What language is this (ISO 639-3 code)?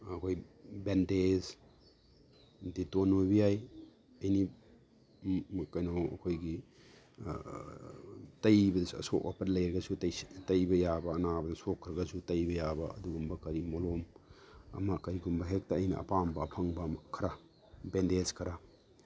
mni